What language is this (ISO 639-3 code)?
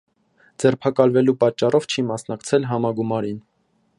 hye